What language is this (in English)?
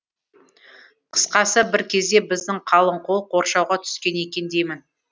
Kazakh